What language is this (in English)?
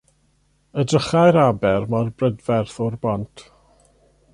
Welsh